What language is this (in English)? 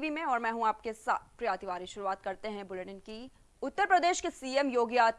Hindi